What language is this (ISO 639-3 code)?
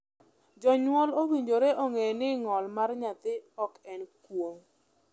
luo